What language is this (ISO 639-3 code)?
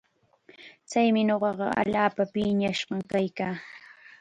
qxa